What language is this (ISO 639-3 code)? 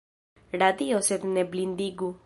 epo